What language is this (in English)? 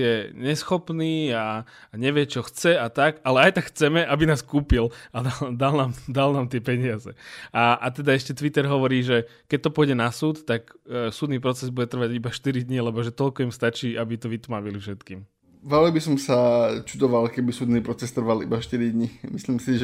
Slovak